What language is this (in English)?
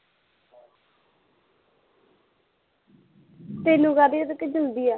Punjabi